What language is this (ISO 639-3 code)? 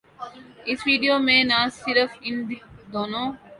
urd